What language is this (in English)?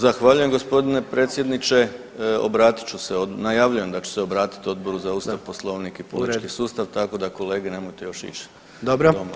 Croatian